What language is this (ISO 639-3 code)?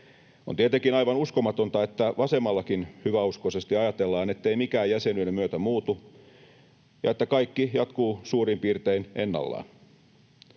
fin